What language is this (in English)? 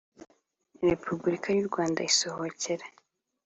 Kinyarwanda